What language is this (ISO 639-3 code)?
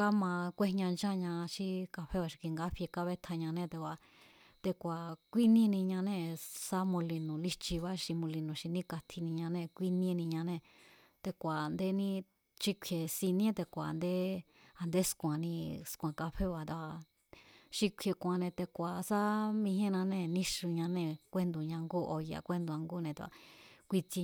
vmz